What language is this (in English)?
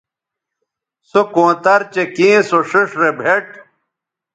Bateri